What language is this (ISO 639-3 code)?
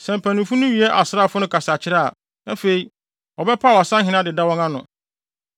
aka